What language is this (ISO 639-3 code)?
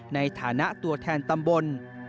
tha